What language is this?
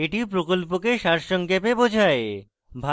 Bangla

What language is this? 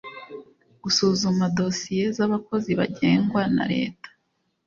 Kinyarwanda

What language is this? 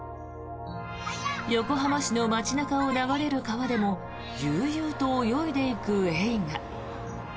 Japanese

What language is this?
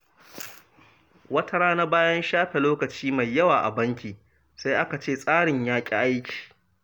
Hausa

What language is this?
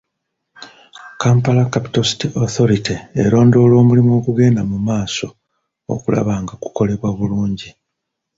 Ganda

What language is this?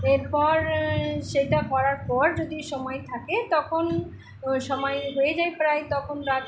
Bangla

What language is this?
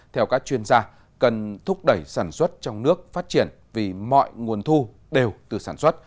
Vietnamese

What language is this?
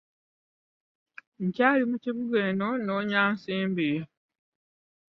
Ganda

